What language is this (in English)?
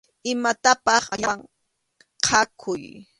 Arequipa-La Unión Quechua